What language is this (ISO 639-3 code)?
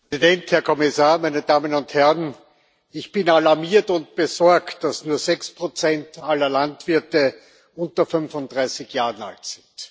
deu